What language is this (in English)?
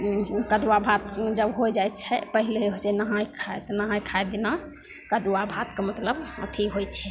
Maithili